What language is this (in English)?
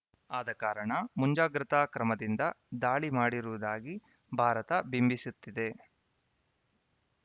Kannada